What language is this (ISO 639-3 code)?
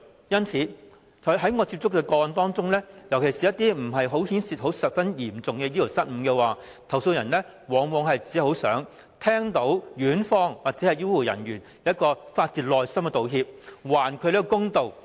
yue